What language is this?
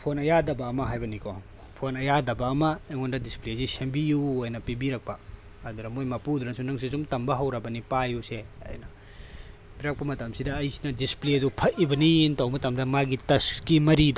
Manipuri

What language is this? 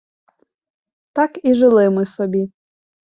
Ukrainian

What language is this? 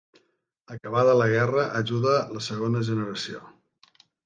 Catalan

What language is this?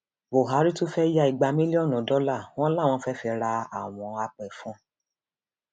Yoruba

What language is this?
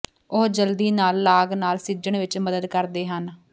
Punjabi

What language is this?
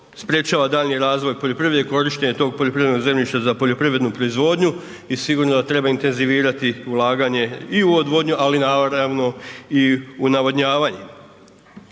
Croatian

